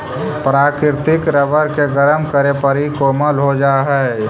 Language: Magahi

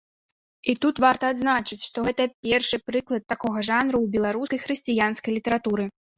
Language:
Belarusian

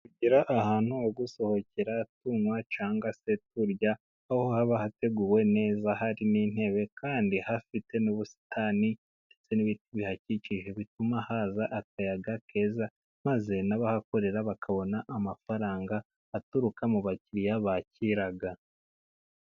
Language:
Kinyarwanda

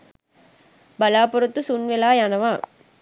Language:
Sinhala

